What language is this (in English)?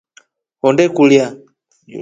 Rombo